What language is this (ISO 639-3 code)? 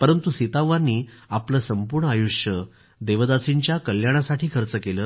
mar